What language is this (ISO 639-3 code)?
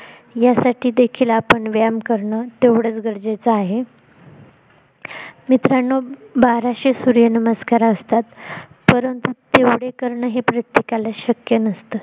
mar